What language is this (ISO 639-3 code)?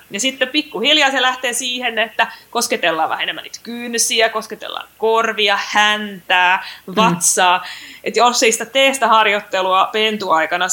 fin